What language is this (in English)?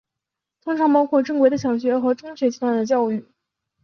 Chinese